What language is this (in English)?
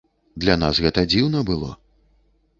Belarusian